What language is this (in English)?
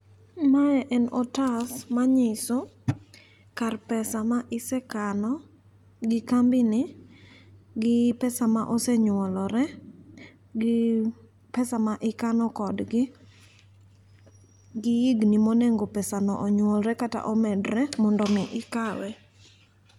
Luo (Kenya and Tanzania)